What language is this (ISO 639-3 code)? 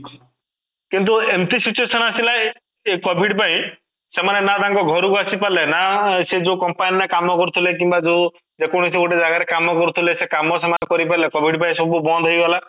ori